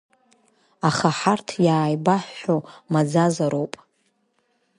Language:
Abkhazian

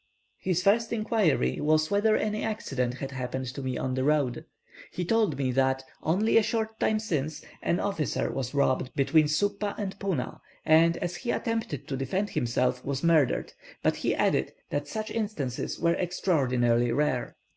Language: English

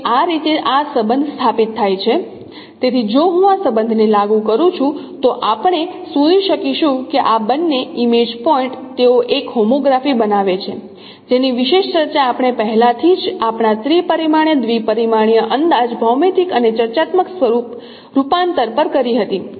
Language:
Gujarati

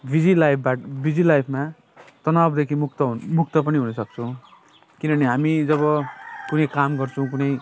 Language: Nepali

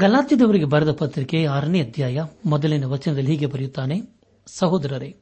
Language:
Kannada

